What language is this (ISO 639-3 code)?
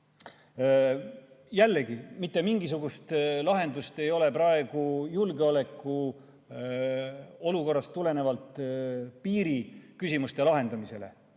est